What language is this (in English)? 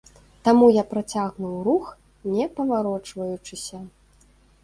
Belarusian